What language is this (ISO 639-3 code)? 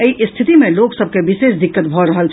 mai